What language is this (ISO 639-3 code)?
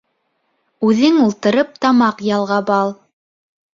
bak